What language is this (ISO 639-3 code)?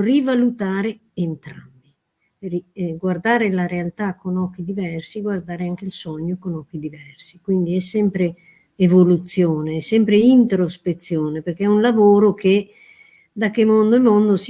ita